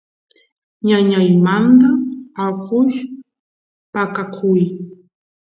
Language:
Santiago del Estero Quichua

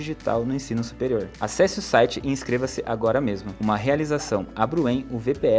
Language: Portuguese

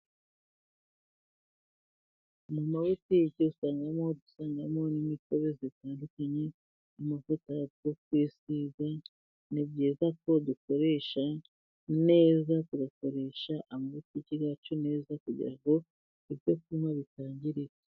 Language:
Kinyarwanda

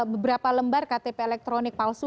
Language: Indonesian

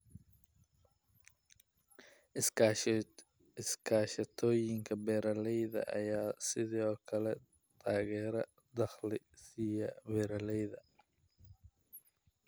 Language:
Somali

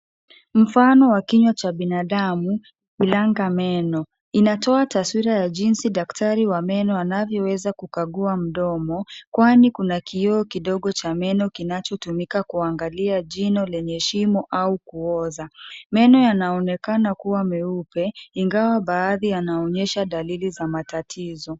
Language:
Swahili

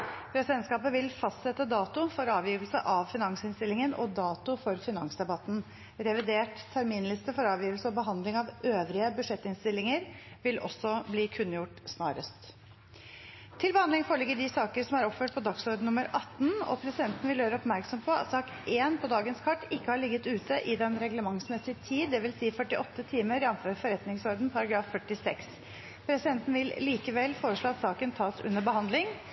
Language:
Norwegian Bokmål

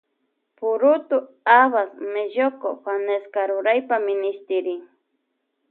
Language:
Loja Highland Quichua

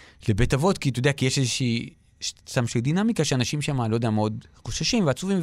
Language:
Hebrew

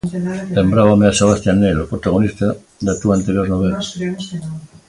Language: Galician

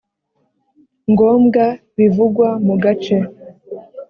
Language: Kinyarwanda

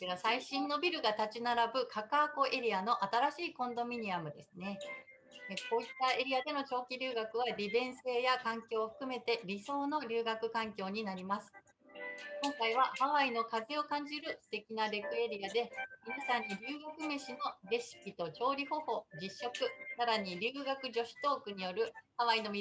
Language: Japanese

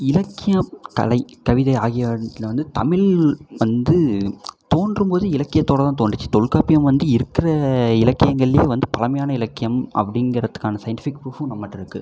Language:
Tamil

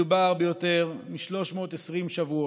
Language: Hebrew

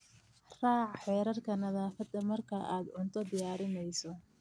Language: Somali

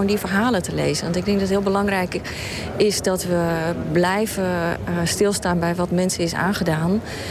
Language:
Dutch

